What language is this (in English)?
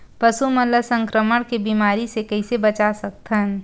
Chhattisgarhi